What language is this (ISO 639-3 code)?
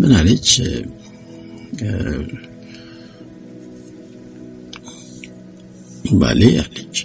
amh